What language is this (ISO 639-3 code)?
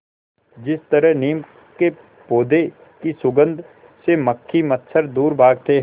hin